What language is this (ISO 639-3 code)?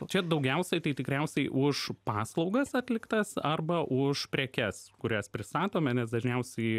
lit